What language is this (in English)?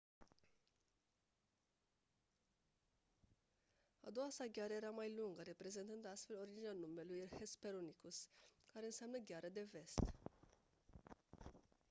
Romanian